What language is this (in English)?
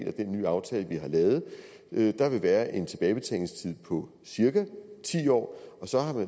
Danish